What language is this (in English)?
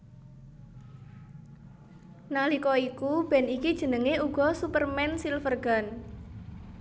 Javanese